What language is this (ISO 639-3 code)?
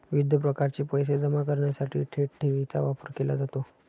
mar